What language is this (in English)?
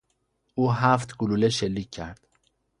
Persian